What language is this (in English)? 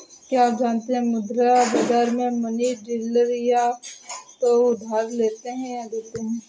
Hindi